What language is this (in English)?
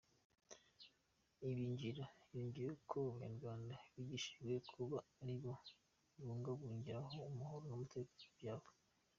Kinyarwanda